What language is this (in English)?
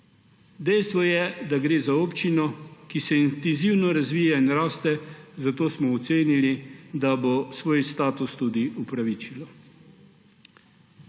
Slovenian